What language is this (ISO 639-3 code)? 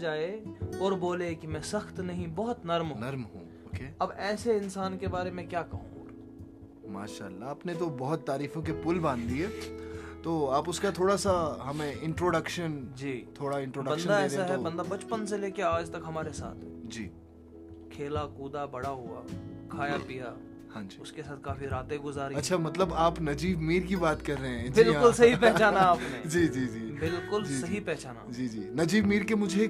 hin